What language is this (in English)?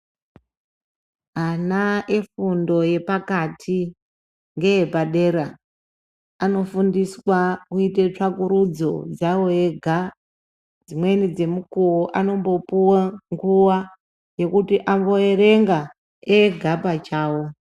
Ndau